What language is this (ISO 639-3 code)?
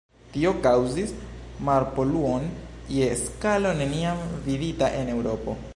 epo